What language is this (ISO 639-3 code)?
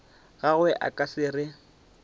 nso